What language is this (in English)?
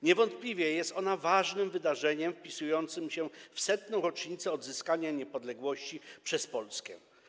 Polish